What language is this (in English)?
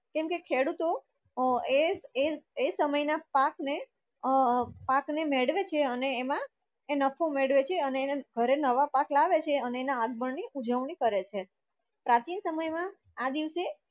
Gujarati